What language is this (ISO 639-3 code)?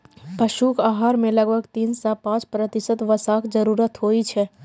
mai